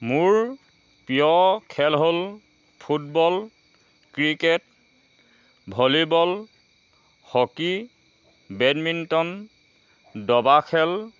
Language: Assamese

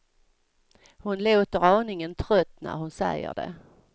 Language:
Swedish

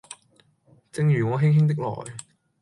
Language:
Cantonese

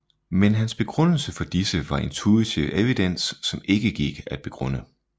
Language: Danish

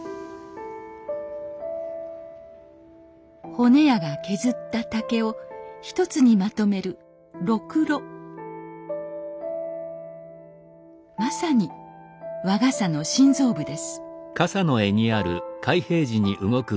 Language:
Japanese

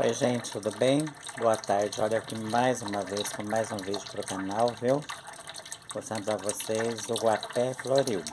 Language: Portuguese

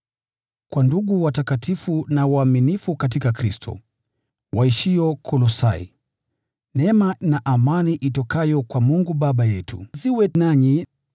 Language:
Swahili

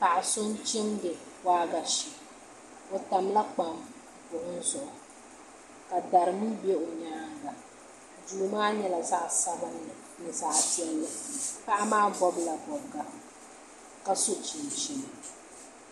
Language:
Dagbani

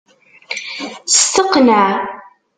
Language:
Kabyle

